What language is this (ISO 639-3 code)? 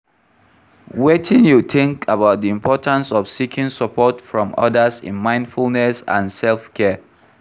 pcm